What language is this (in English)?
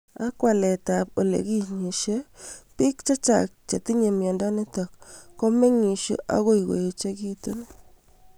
Kalenjin